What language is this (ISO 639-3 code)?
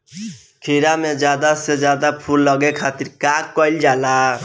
bho